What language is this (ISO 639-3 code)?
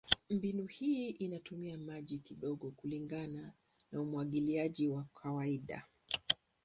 swa